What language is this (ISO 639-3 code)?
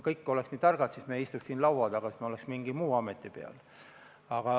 est